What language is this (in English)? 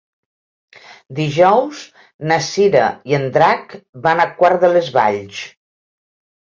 Catalan